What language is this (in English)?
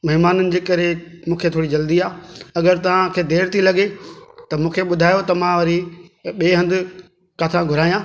Sindhi